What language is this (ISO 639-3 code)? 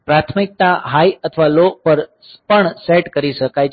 guj